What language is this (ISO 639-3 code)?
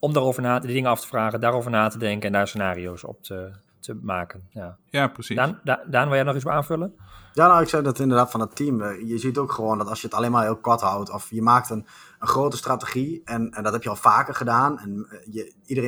nld